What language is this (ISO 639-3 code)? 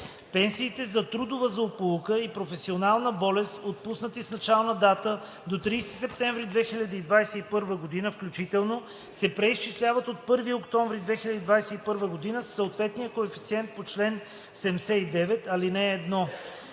bul